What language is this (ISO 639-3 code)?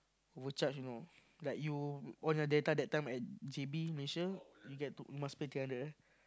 eng